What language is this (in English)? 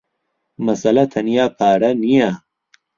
Central Kurdish